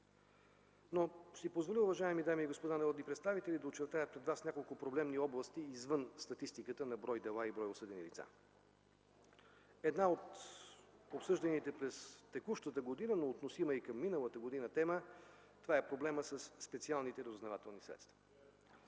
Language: Bulgarian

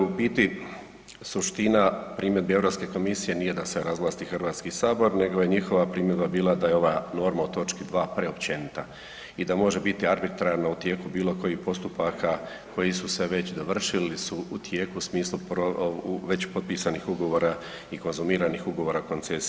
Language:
Croatian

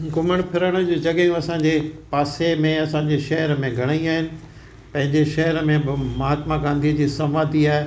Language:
Sindhi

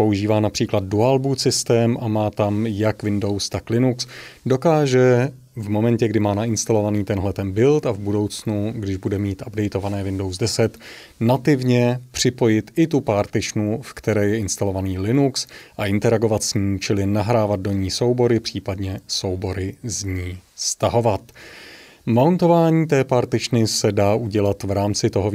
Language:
Czech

